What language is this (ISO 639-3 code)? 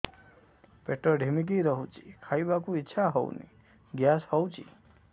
ori